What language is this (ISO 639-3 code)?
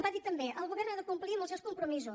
cat